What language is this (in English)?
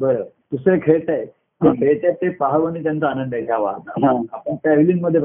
Marathi